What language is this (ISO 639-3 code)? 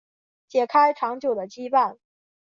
zho